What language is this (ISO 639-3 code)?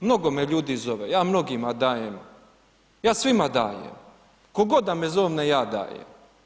hrv